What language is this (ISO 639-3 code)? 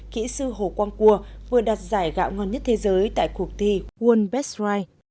vie